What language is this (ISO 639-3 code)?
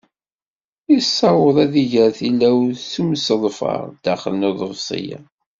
kab